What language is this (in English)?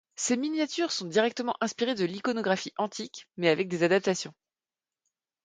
French